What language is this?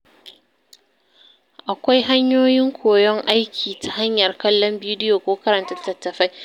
Hausa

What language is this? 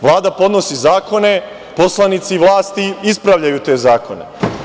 Serbian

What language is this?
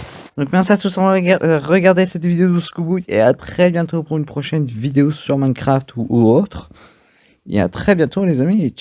French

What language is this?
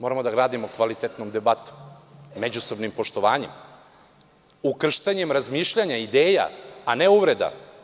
Serbian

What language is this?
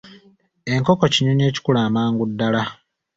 Ganda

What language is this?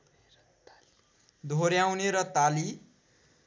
Nepali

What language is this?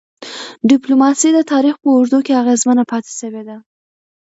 Pashto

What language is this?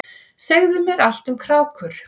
Icelandic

